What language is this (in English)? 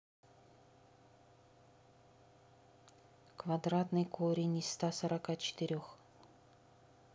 Russian